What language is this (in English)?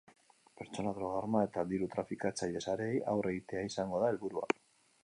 Basque